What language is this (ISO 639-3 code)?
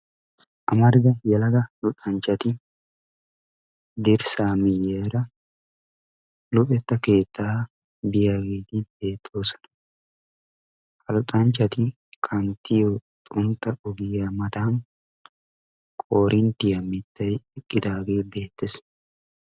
wal